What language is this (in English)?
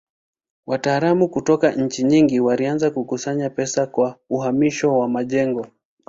Swahili